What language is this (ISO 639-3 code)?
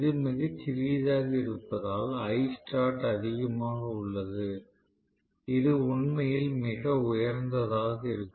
tam